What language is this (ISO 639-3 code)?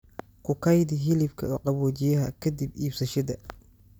som